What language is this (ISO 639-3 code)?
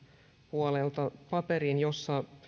fin